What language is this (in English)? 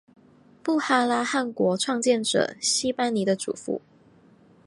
Chinese